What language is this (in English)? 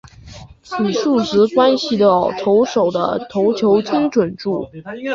Chinese